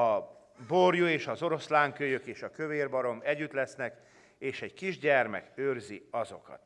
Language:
Hungarian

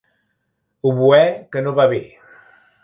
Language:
Catalan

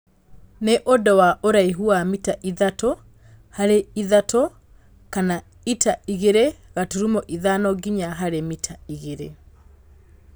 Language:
Kikuyu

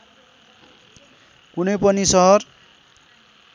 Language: Nepali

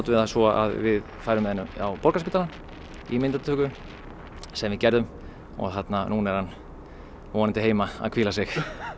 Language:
Icelandic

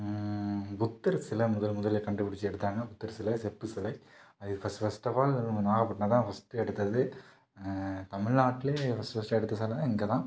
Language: Tamil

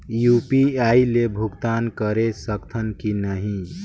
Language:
Chhattisgarhi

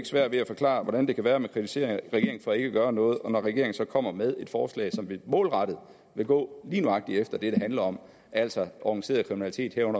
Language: Danish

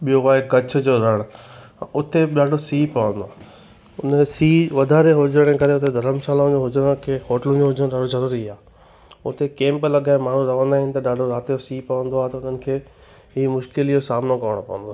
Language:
Sindhi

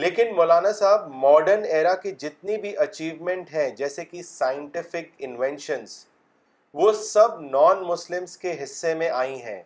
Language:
Urdu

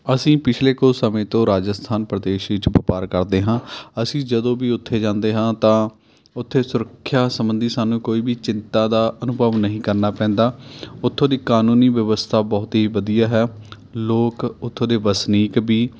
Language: Punjabi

